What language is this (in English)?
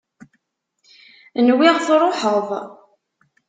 Kabyle